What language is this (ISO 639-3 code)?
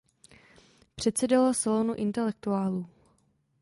ces